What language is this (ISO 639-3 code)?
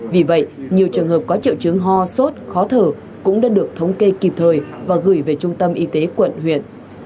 vie